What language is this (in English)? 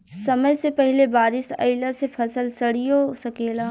Bhojpuri